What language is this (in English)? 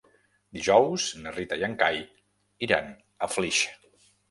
Catalan